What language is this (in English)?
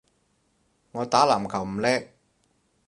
Cantonese